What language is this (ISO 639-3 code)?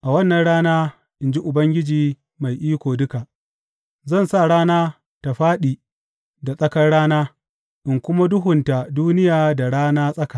hau